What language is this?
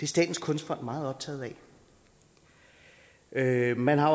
Danish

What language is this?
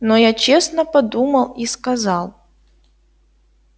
Russian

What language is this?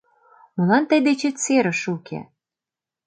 Mari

